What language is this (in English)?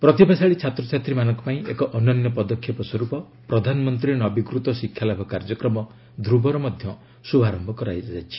Odia